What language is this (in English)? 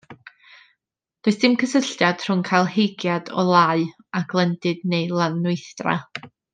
Welsh